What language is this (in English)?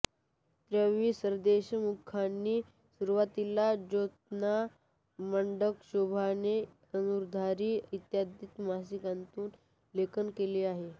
Marathi